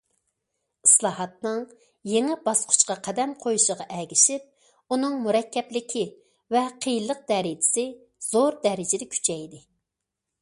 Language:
Uyghur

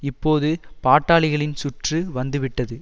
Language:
Tamil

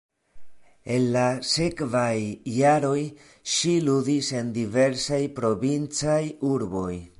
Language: Esperanto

